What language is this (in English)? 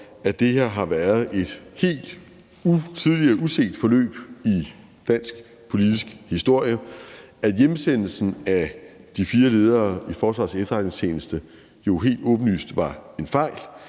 Danish